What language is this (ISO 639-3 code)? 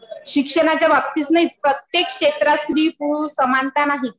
mar